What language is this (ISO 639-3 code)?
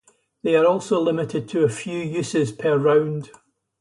eng